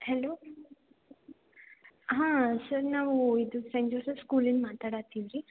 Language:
Kannada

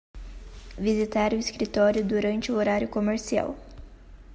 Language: Portuguese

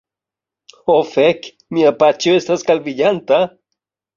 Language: Esperanto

